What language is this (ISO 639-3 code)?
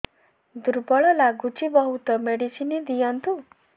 ori